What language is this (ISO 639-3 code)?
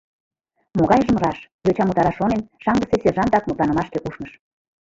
chm